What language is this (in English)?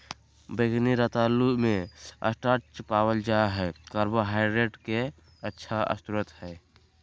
Magahi